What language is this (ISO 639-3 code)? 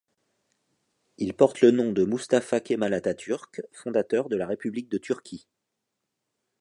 fra